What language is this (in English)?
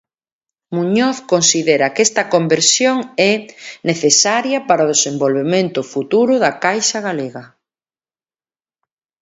Galician